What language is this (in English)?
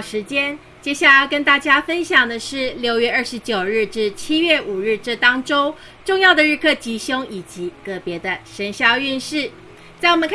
Chinese